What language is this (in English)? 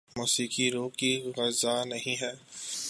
Urdu